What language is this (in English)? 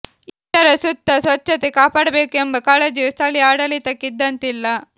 Kannada